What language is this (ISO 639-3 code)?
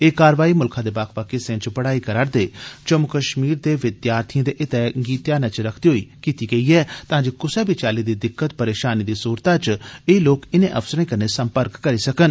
doi